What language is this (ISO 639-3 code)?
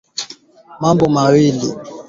swa